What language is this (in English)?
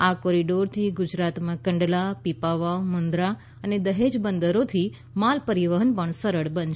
Gujarati